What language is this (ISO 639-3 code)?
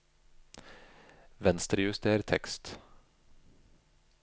nor